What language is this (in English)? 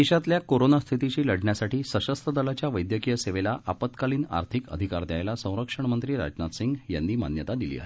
Marathi